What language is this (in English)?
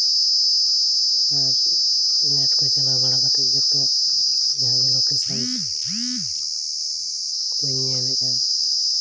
Santali